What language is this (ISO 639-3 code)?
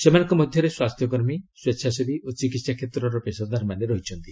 ori